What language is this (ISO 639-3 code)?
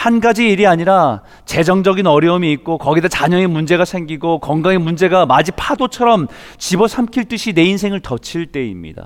kor